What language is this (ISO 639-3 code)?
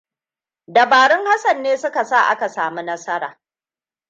hau